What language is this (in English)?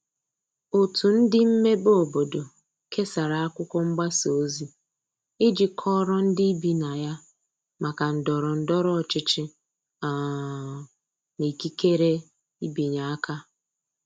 Igbo